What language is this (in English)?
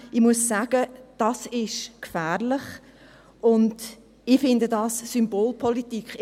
Swiss German